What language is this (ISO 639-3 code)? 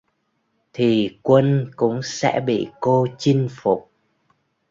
vie